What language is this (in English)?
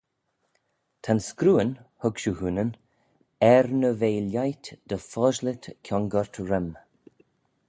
Manx